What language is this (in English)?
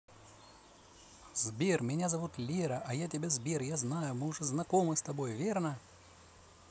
Russian